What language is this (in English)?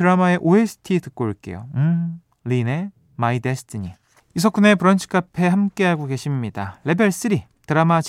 Korean